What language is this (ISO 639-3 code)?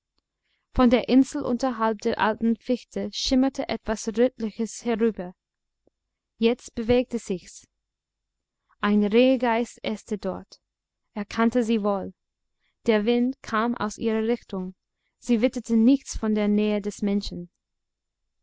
deu